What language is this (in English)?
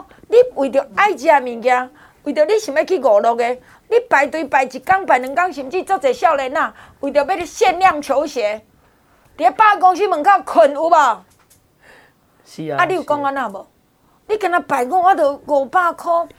Chinese